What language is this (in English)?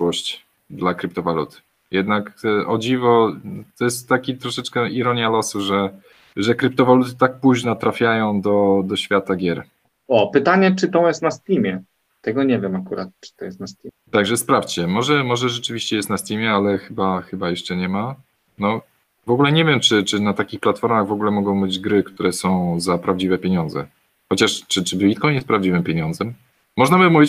Polish